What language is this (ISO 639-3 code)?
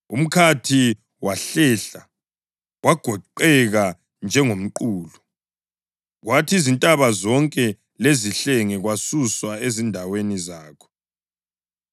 nde